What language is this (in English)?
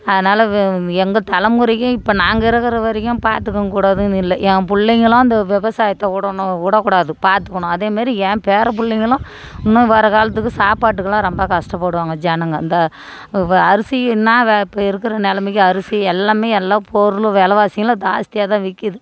Tamil